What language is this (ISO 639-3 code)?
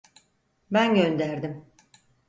tur